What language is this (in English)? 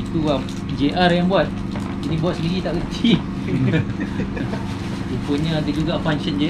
Malay